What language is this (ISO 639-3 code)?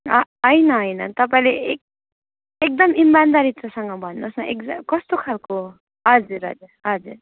nep